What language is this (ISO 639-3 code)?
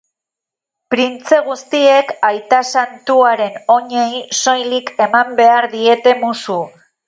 eus